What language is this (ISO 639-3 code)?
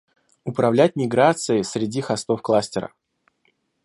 rus